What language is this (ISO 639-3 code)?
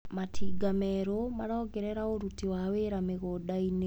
kik